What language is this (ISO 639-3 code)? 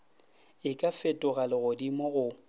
nso